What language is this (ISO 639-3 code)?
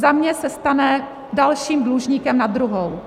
ces